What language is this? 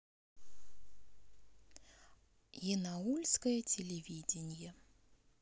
Russian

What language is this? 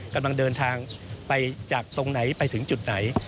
Thai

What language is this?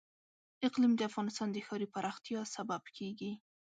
Pashto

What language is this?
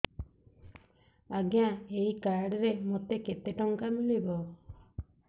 Odia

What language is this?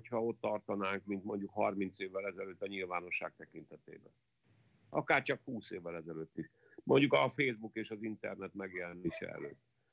Hungarian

